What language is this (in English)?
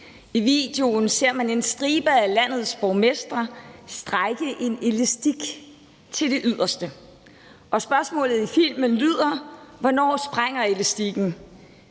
Danish